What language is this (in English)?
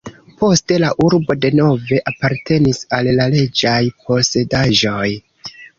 Esperanto